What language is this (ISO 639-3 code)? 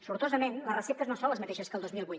cat